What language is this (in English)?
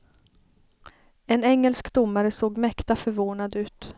Swedish